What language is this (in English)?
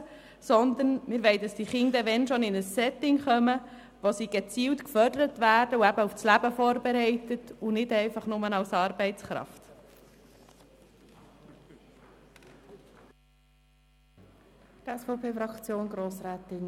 Swiss German